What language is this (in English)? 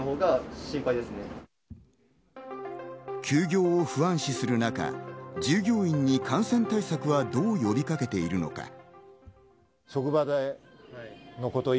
Japanese